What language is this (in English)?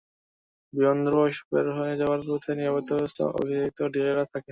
Bangla